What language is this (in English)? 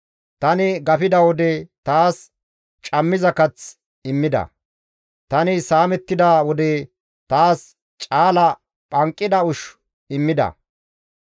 Gamo